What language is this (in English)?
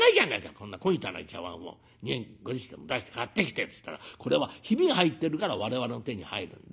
Japanese